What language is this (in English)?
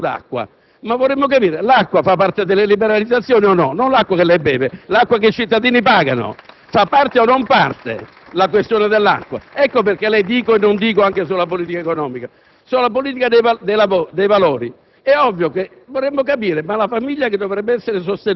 Italian